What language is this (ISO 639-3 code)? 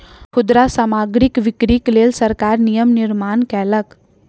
mai